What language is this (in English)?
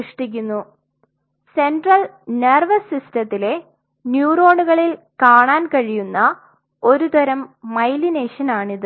Malayalam